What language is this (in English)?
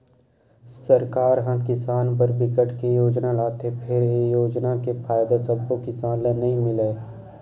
Chhattisgarhi